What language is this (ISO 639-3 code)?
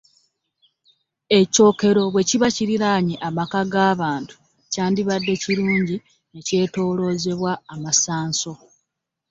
lug